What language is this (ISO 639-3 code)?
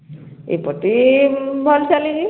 ori